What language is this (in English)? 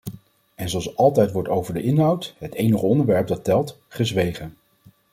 Dutch